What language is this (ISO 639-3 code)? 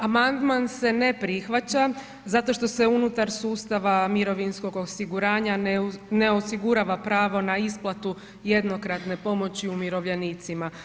hrv